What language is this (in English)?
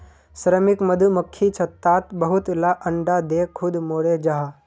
Magahi